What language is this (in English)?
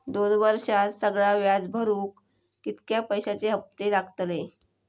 Marathi